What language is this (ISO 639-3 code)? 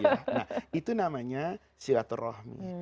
ind